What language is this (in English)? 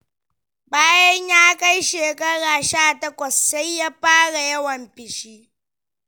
Hausa